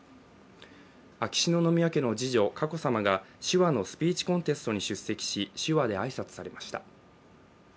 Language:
Japanese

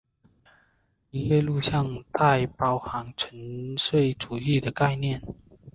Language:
Chinese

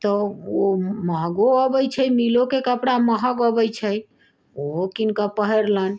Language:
Maithili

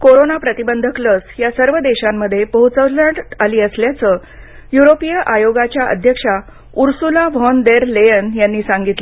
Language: Marathi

